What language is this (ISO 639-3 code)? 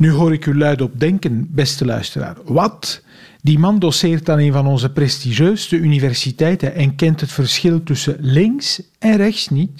nld